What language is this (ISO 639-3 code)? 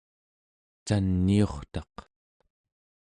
esu